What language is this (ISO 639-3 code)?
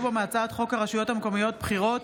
heb